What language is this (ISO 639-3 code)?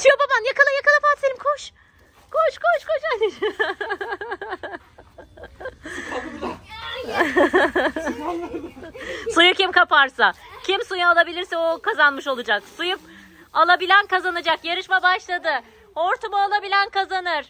tur